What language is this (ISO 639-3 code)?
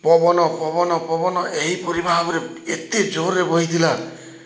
ori